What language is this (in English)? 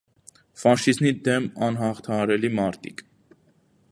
Armenian